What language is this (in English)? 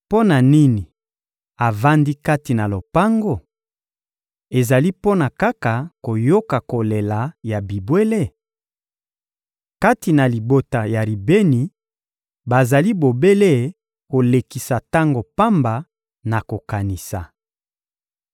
Lingala